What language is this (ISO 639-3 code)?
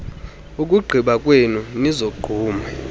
xho